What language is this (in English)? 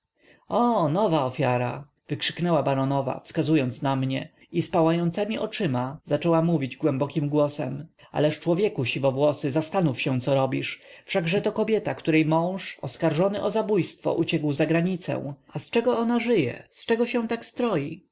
Polish